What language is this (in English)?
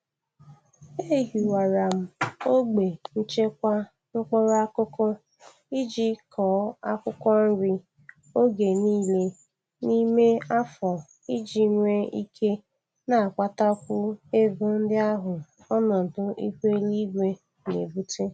Igbo